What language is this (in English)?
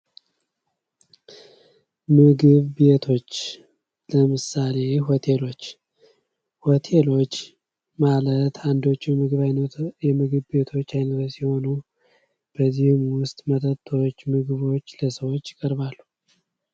Amharic